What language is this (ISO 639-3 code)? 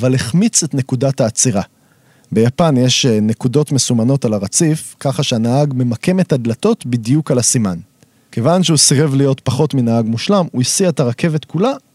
heb